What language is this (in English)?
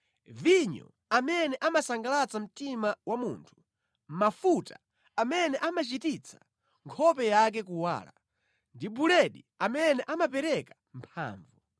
Nyanja